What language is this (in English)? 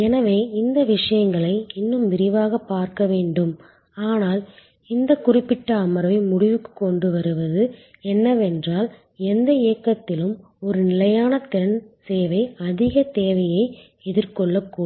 Tamil